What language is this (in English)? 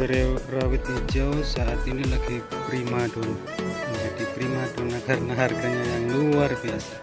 Indonesian